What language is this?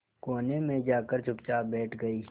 Hindi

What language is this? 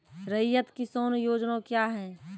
Maithili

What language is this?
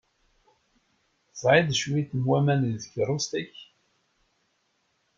Kabyle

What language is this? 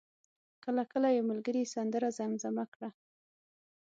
Pashto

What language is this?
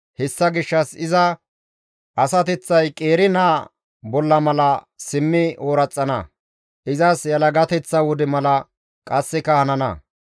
Gamo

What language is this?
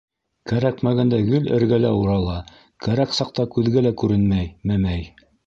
Bashkir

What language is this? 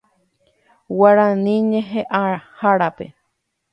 Guarani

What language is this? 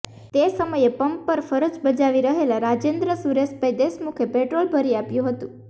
Gujarati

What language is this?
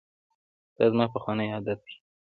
Pashto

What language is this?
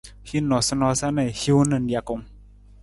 Nawdm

